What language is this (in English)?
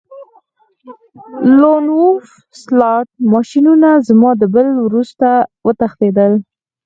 Pashto